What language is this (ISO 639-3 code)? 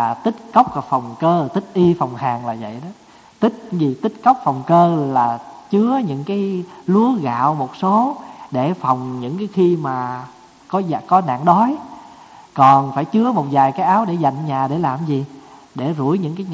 vie